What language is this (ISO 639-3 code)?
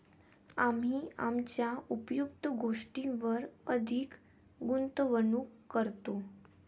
mar